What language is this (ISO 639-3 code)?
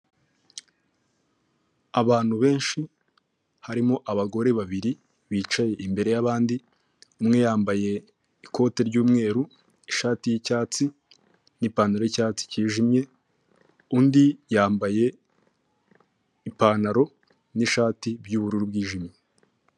kin